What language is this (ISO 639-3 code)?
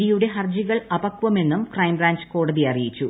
mal